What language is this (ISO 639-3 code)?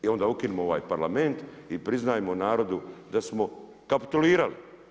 hrv